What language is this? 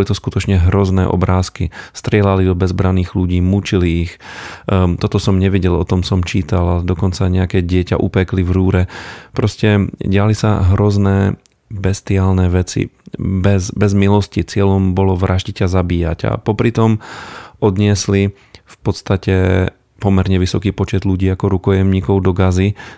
Slovak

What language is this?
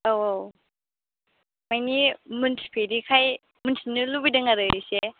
Bodo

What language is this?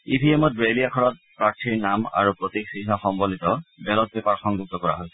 Assamese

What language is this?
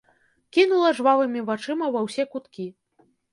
Belarusian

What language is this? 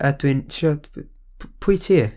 Welsh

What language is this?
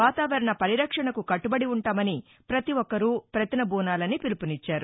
Telugu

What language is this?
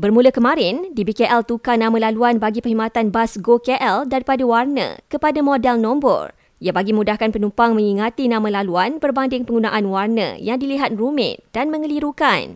Malay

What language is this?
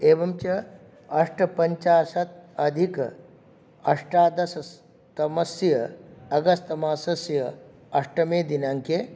Sanskrit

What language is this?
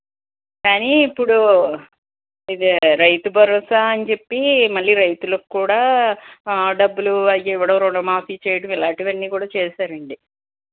Telugu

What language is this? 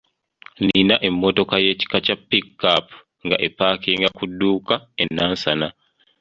Ganda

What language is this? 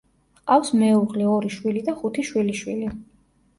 Georgian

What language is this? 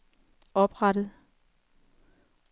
Danish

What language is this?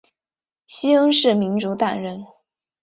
Chinese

